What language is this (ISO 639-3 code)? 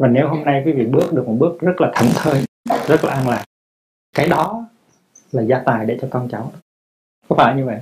vie